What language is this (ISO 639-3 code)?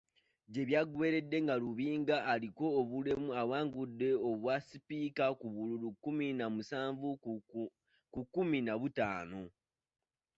lug